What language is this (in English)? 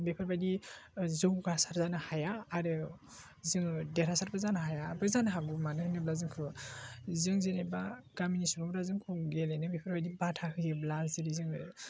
Bodo